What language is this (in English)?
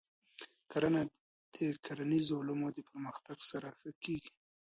Pashto